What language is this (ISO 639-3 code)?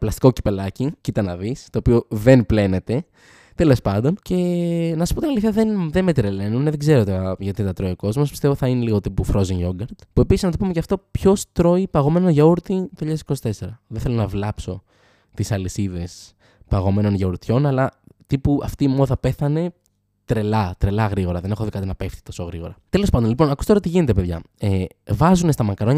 ell